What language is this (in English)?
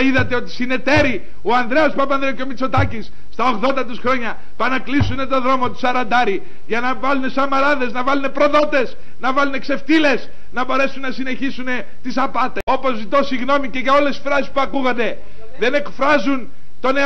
Greek